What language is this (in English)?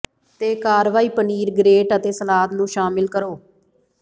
Punjabi